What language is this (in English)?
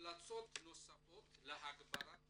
Hebrew